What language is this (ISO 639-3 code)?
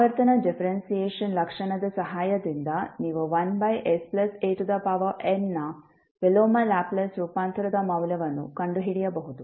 kan